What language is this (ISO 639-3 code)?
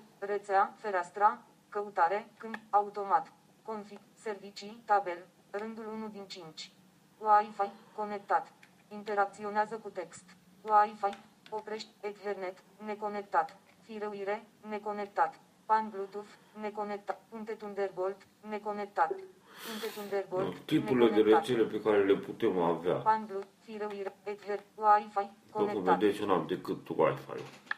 ron